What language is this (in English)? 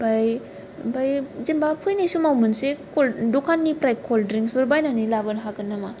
Bodo